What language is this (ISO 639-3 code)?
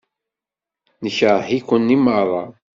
kab